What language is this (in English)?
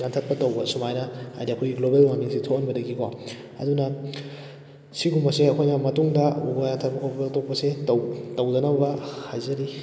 Manipuri